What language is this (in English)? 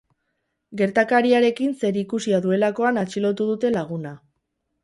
Basque